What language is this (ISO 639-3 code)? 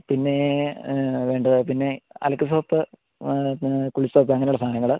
mal